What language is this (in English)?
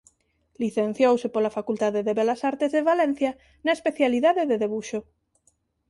Galician